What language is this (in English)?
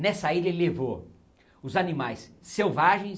Portuguese